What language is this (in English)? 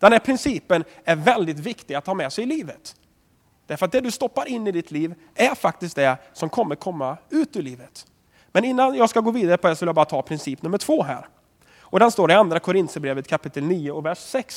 Swedish